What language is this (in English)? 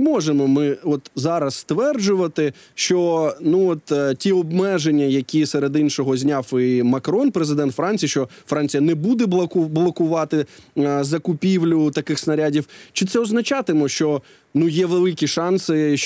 Ukrainian